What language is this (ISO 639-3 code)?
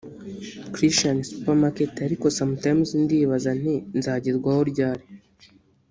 kin